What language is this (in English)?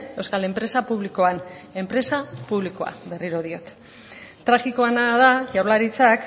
Basque